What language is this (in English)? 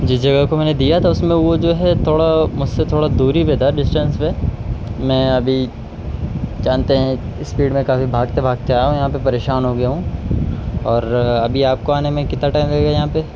Urdu